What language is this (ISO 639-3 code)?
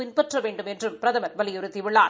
tam